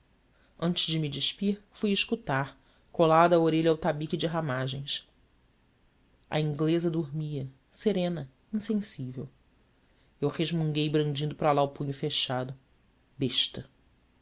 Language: Portuguese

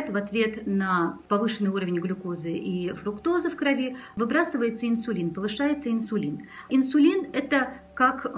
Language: Russian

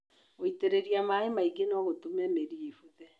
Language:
Kikuyu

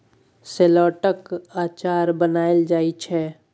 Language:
Maithili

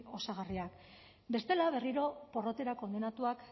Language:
Basque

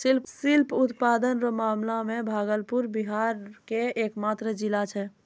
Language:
Maithili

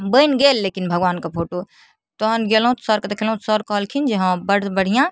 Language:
Maithili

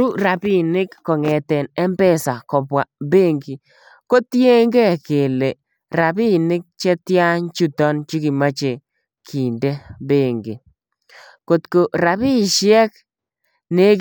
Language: Kalenjin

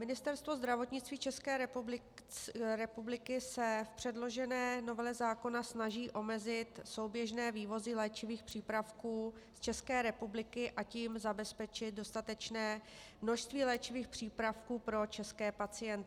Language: Czech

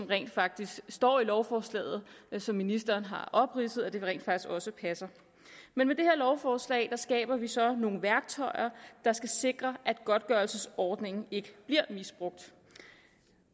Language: Danish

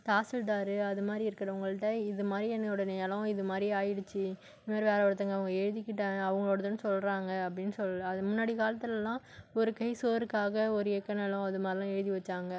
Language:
Tamil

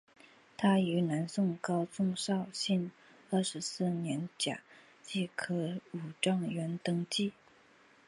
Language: Chinese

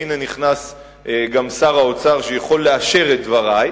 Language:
Hebrew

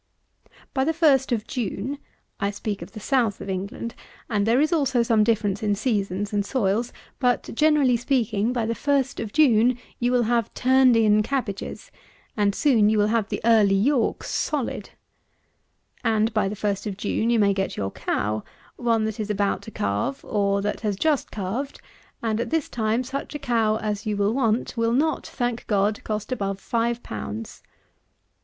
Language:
English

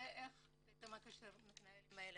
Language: Hebrew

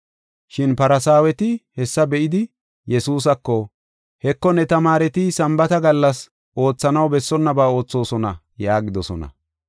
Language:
Gofa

